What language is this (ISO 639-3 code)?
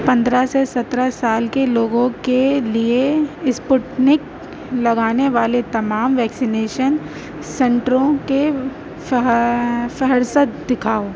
urd